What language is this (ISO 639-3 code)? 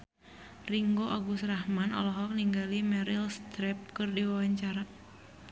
sun